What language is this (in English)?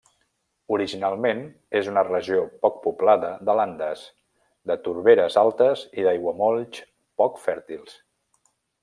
Catalan